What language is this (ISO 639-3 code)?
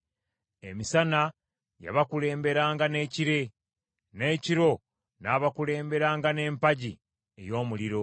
lug